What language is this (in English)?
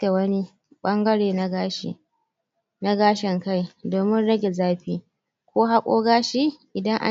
Hausa